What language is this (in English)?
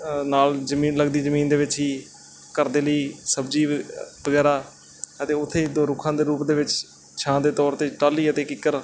Punjabi